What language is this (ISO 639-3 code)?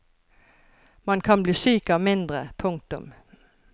nor